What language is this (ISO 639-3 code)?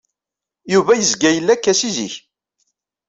kab